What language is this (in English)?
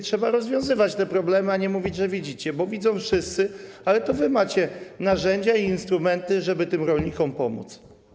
Polish